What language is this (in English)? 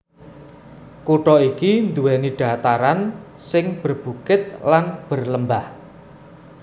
Javanese